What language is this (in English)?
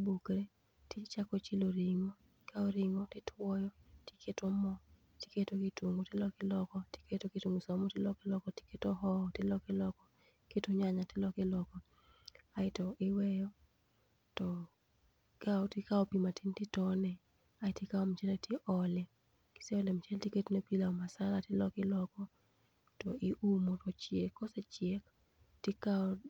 Luo (Kenya and Tanzania)